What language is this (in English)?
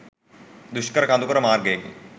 Sinhala